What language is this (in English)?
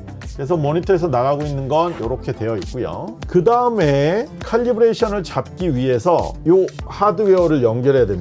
Korean